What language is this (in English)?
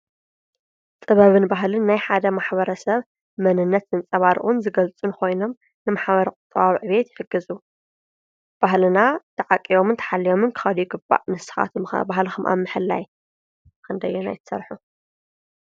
Tigrinya